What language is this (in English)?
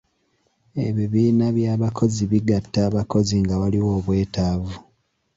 Ganda